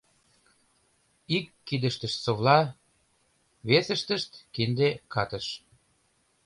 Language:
Mari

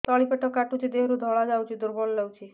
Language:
Odia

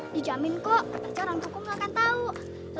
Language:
Indonesian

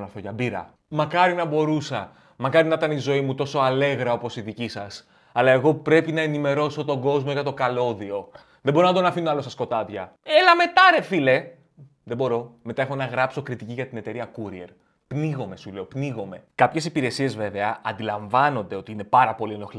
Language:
Greek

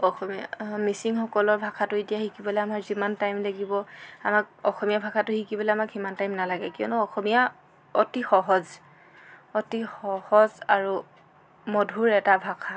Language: Assamese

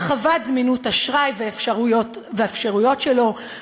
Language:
Hebrew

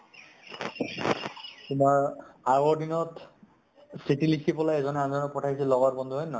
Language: Assamese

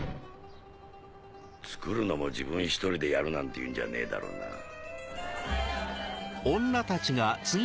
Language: Japanese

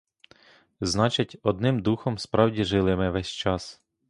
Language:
Ukrainian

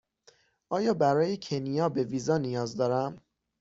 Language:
Persian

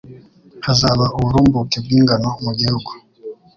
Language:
Kinyarwanda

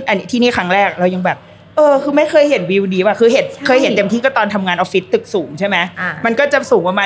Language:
Thai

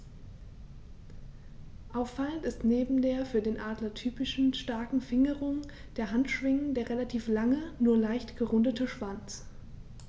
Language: German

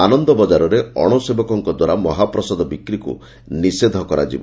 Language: Odia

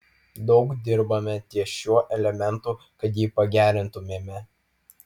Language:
Lithuanian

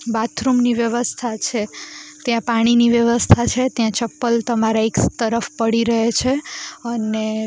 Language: Gujarati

